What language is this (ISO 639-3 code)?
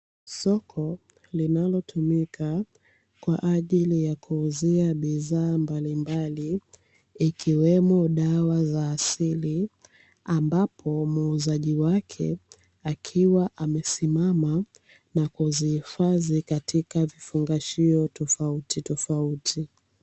swa